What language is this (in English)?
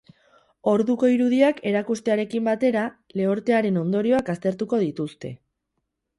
Basque